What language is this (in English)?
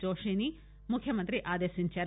Telugu